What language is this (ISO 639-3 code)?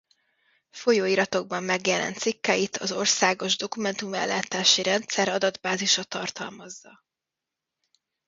hun